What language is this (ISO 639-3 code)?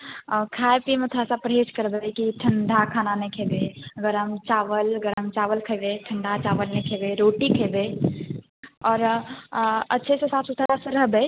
mai